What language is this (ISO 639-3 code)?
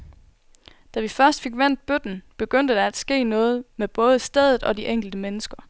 dan